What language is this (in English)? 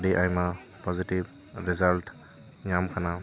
Santali